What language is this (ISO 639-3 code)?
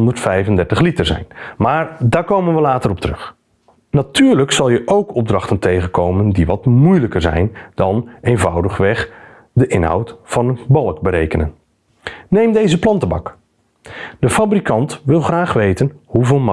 nld